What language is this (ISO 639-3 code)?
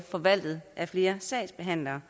dan